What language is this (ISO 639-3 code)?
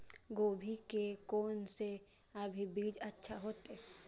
mai